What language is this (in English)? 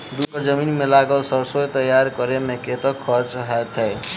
Maithili